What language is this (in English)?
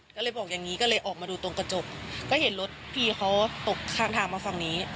Thai